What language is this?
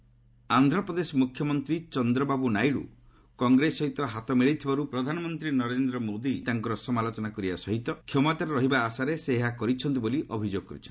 Odia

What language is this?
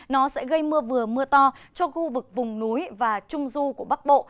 Vietnamese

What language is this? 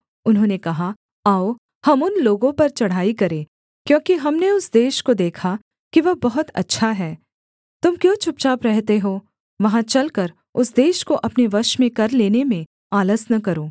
Hindi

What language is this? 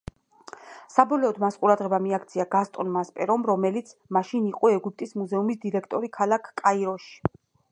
Georgian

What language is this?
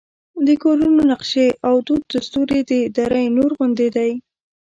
Pashto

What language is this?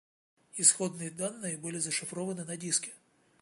Russian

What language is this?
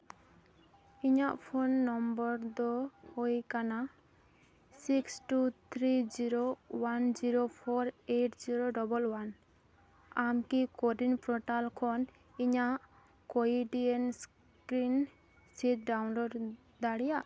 Santali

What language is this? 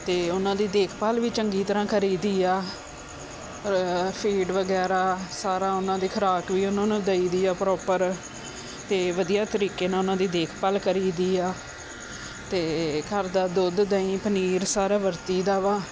Punjabi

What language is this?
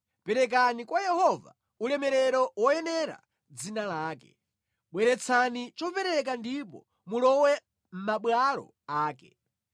Nyanja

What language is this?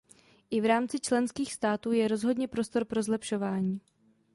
Czech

